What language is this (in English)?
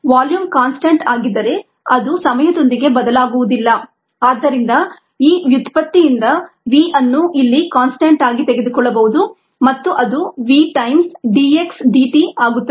Kannada